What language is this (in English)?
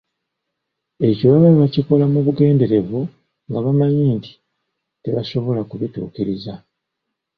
Ganda